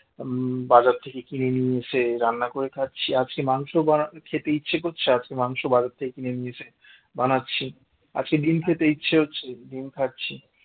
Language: Bangla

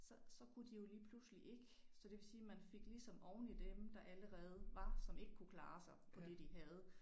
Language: Danish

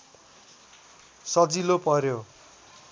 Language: Nepali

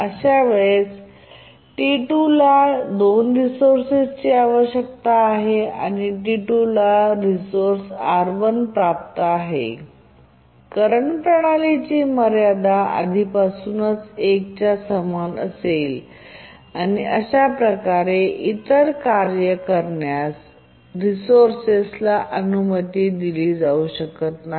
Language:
Marathi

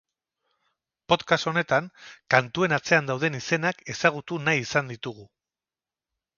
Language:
Basque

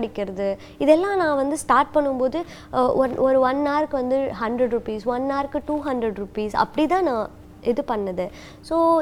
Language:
Tamil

